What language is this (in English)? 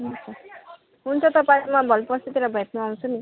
Nepali